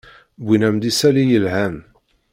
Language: Kabyle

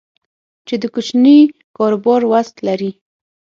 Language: Pashto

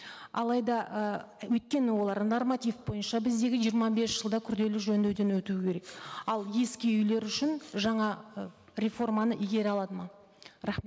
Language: Kazakh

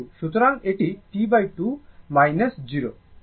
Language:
Bangla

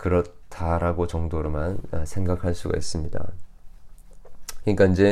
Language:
Korean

